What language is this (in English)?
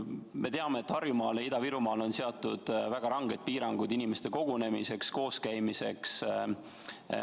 Estonian